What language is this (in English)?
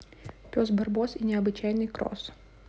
Russian